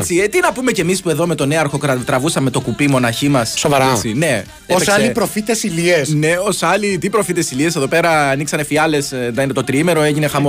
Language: Greek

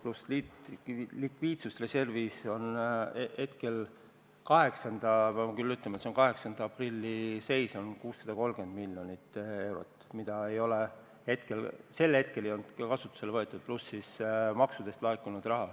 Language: Estonian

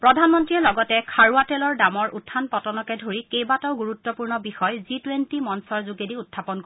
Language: Assamese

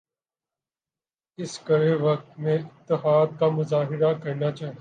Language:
Urdu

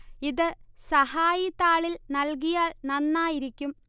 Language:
Malayalam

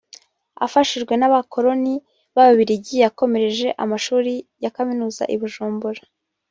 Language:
Kinyarwanda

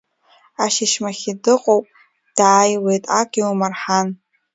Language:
Abkhazian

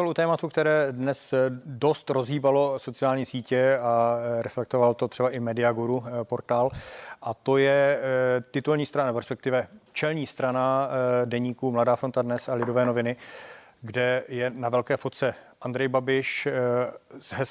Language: Czech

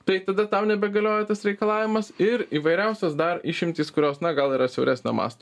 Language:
Lithuanian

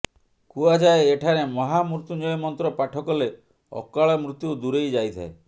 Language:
Odia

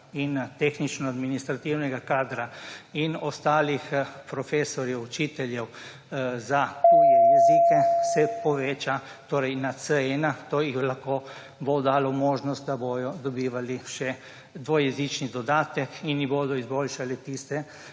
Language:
Slovenian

